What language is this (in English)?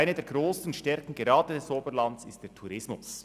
Swiss German